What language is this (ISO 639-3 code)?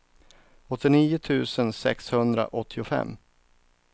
swe